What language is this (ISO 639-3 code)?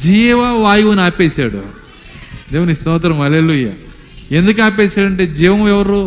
tel